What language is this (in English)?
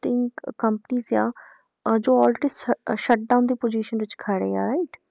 Punjabi